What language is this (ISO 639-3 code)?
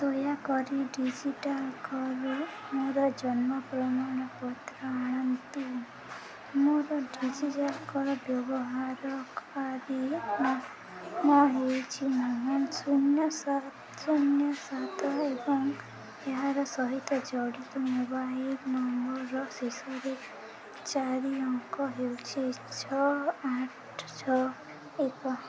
ori